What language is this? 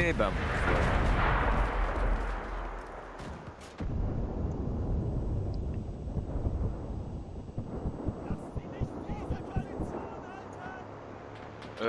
French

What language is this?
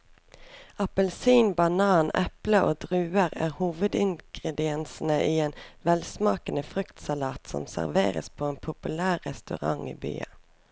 Norwegian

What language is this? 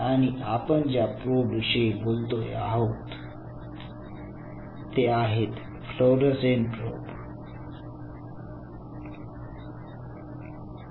Marathi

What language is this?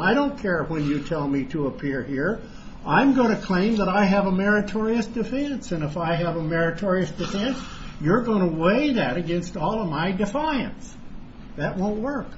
English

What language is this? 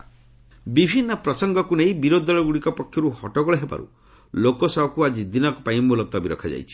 Odia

